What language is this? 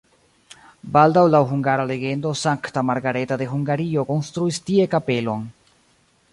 Esperanto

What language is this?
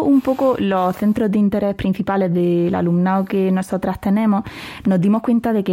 Spanish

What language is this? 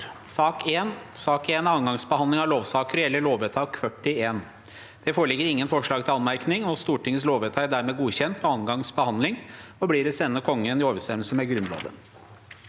Norwegian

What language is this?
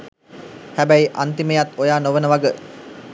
Sinhala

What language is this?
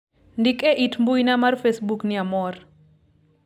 Luo (Kenya and Tanzania)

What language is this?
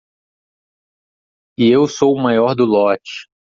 Portuguese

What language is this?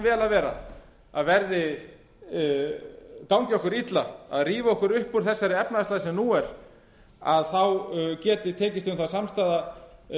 Icelandic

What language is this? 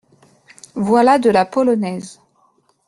French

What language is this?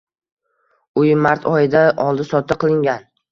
Uzbek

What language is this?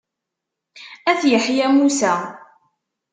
Kabyle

